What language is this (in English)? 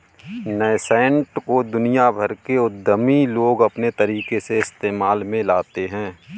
Hindi